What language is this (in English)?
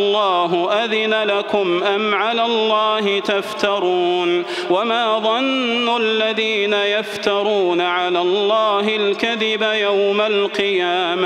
Arabic